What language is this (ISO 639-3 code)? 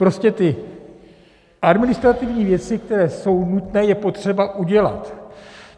ces